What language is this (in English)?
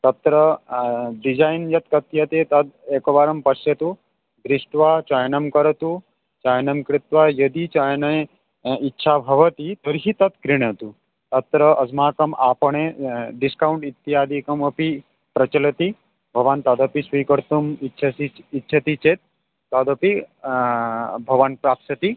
Sanskrit